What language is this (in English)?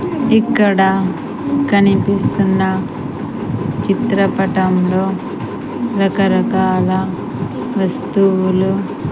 Telugu